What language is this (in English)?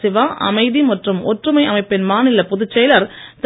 Tamil